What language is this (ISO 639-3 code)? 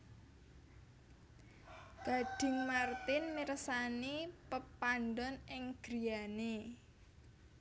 jav